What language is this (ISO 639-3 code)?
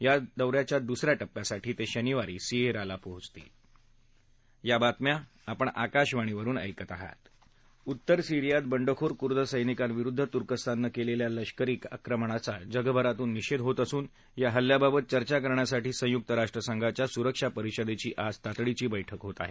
mar